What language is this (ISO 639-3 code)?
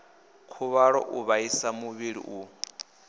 ven